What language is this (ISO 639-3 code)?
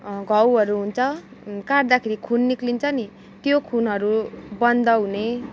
nep